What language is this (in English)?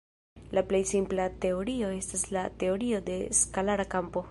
Esperanto